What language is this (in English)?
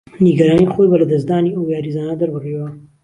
Central Kurdish